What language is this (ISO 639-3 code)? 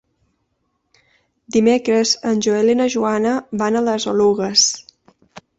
cat